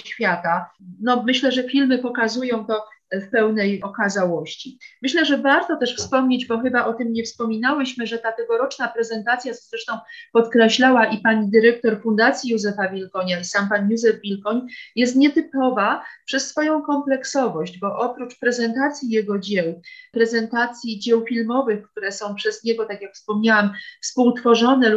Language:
Polish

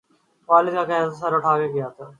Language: Urdu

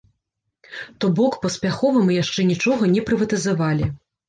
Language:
Belarusian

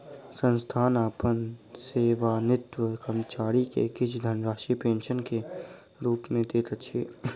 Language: Maithili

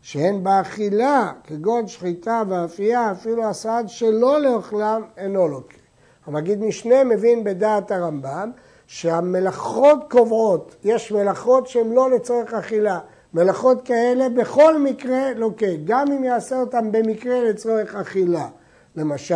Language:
Hebrew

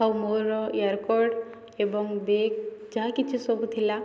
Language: Odia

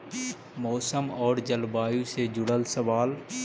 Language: Magahi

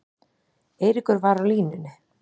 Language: Icelandic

